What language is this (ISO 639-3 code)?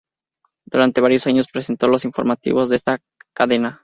spa